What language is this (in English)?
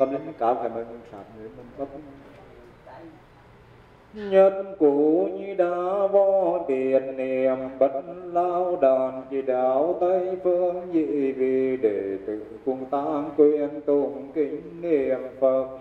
Vietnamese